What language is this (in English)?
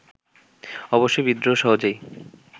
Bangla